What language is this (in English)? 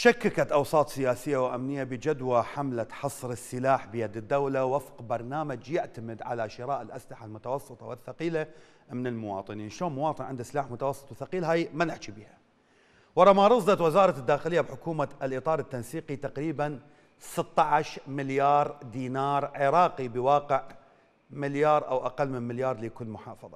Arabic